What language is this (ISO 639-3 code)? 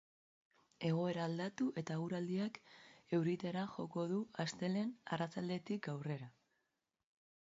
eus